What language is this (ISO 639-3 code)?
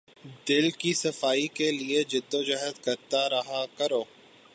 urd